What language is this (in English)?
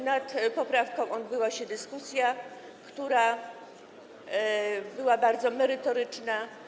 Polish